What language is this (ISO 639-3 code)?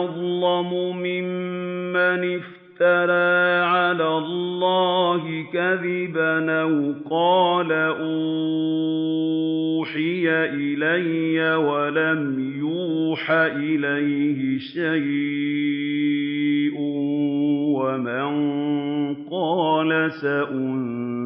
ara